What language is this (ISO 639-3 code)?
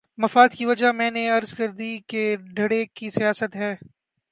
urd